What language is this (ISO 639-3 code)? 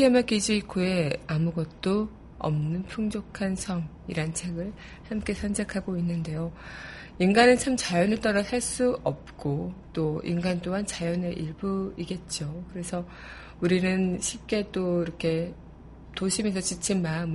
kor